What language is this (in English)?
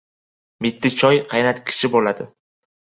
Uzbek